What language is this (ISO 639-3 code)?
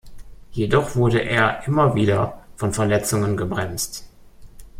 deu